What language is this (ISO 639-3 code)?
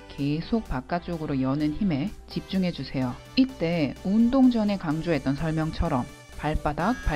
kor